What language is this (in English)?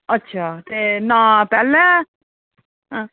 Dogri